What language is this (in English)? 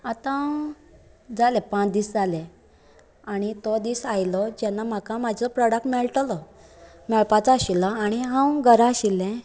Konkani